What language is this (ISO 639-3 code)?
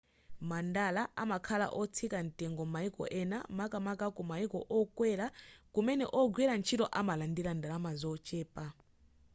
nya